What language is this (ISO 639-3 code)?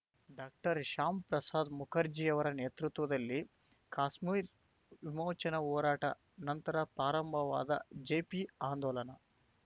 kan